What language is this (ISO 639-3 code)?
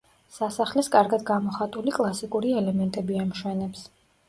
kat